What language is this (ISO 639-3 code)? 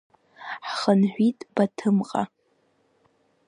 abk